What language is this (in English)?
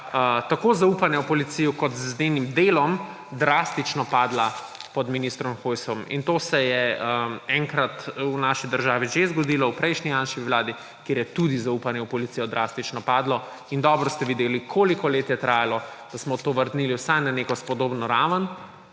Slovenian